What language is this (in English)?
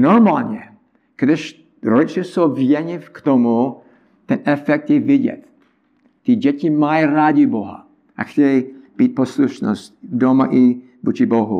Czech